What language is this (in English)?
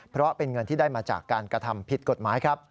Thai